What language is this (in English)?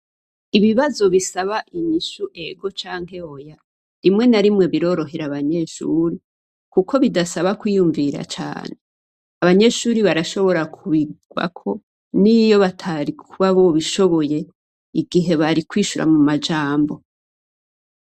Rundi